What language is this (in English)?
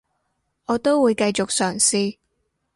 Cantonese